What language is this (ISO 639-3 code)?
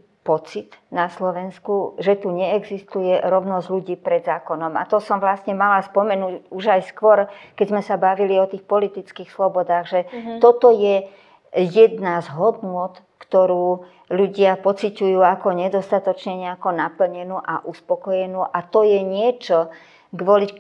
slk